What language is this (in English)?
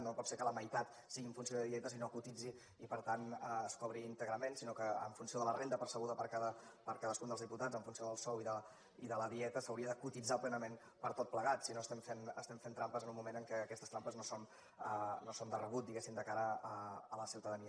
Catalan